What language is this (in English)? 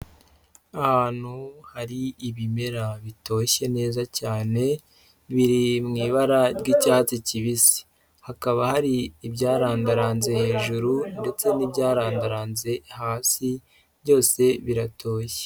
Kinyarwanda